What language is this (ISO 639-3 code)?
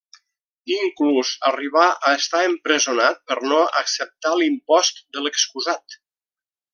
cat